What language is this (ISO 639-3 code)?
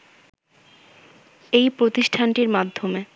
ben